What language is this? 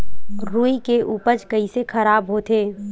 Chhattisgarhi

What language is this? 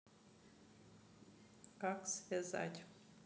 Russian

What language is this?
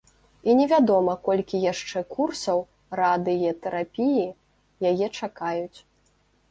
Belarusian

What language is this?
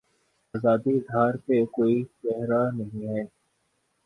Urdu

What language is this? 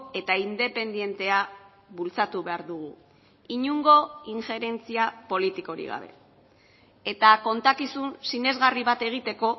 Basque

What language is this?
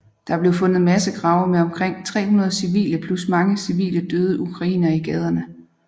Danish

